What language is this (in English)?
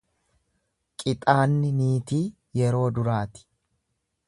Oromo